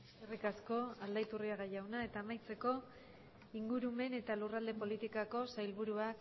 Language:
Basque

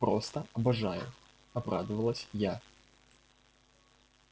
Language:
Russian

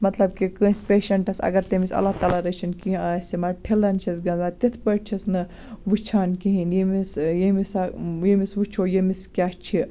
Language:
Kashmiri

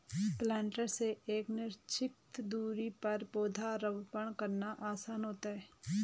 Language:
Hindi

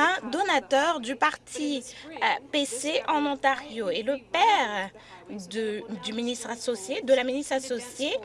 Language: French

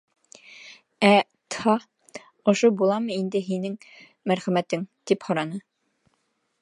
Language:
Bashkir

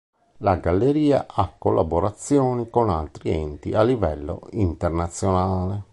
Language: Italian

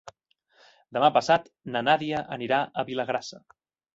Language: Catalan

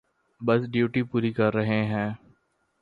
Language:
Urdu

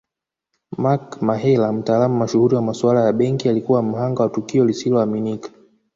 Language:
Swahili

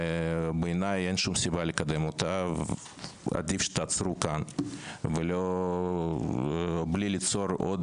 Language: Hebrew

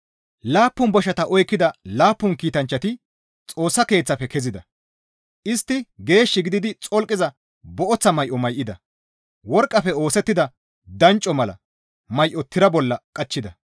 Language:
Gamo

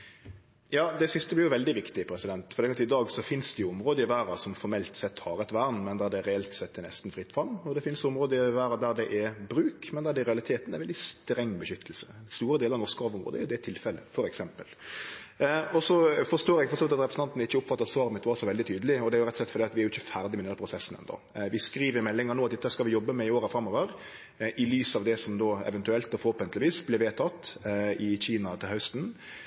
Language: Norwegian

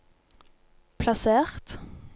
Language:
Norwegian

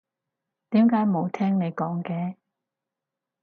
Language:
Cantonese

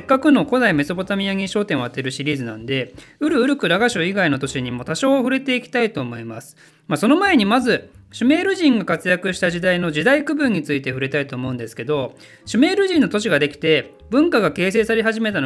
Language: Japanese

